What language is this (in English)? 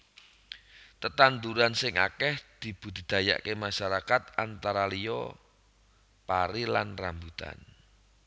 Javanese